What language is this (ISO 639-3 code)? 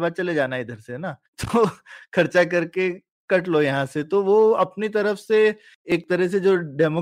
hin